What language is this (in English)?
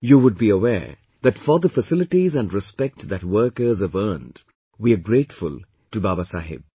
English